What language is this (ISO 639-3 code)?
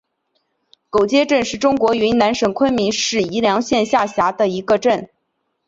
zho